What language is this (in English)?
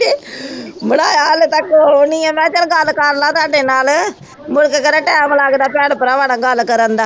Punjabi